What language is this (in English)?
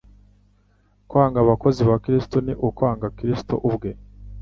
Kinyarwanda